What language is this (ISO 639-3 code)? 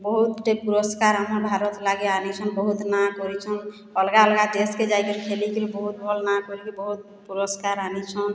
ori